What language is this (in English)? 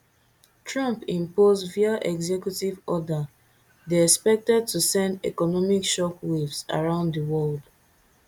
Nigerian Pidgin